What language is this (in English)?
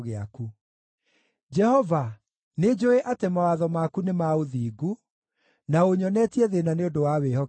Kikuyu